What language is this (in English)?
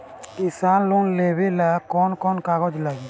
Bhojpuri